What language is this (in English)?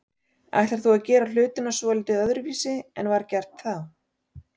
Icelandic